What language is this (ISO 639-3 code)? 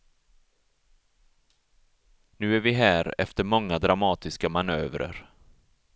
swe